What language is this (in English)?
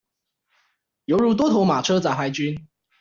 Chinese